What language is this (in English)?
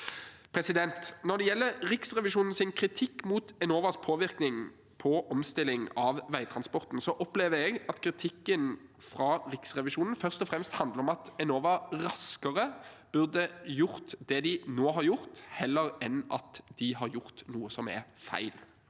Norwegian